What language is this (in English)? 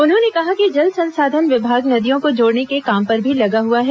Hindi